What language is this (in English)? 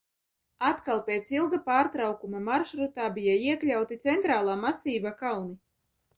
Latvian